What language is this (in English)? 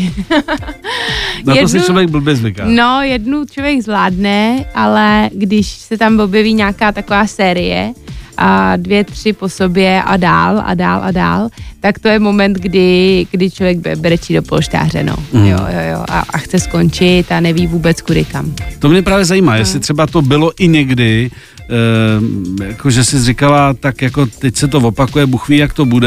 Czech